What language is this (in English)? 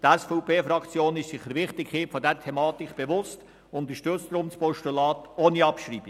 Swiss German